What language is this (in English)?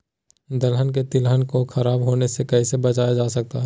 Magahi